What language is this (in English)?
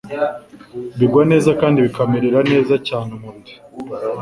Kinyarwanda